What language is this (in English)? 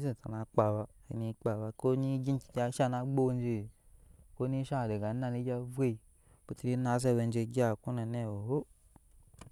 Nyankpa